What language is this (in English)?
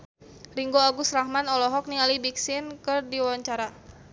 Sundanese